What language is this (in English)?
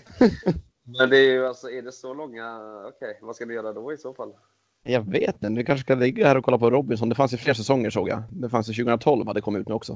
Swedish